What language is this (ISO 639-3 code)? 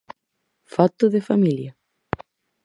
glg